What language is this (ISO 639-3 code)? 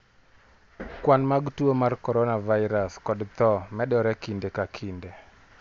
luo